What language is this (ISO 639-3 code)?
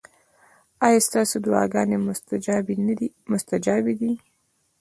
pus